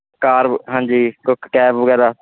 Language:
Punjabi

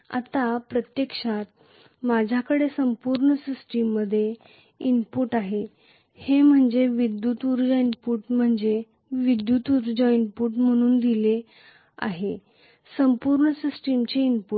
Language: Marathi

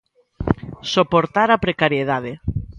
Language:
Galician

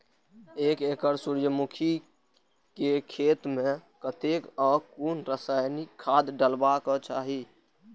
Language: Maithili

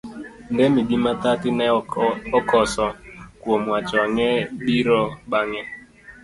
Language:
Luo (Kenya and Tanzania)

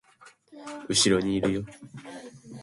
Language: Japanese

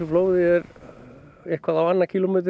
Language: Icelandic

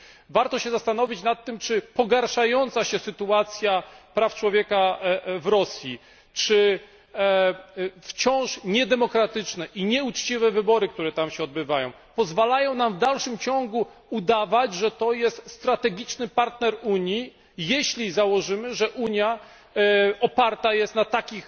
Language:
Polish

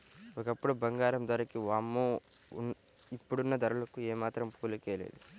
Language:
Telugu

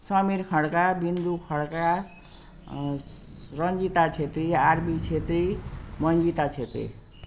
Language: Nepali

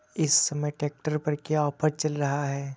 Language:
Hindi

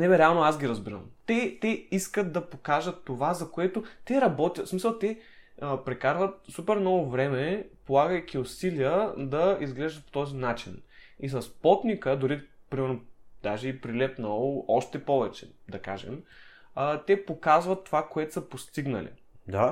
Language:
Bulgarian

